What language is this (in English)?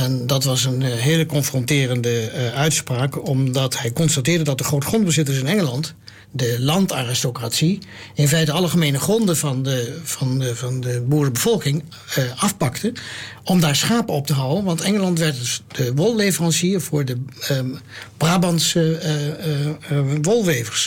Dutch